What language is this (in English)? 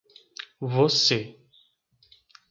Portuguese